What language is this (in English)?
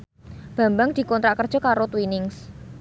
Javanese